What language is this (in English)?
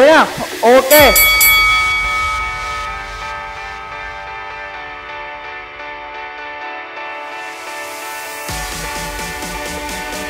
Vietnamese